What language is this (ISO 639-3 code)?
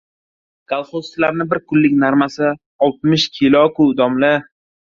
uzb